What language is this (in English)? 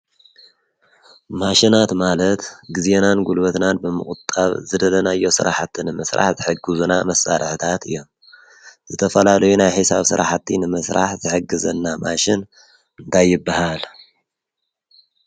Tigrinya